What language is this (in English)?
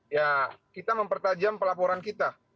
Indonesian